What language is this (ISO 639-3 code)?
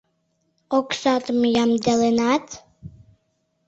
chm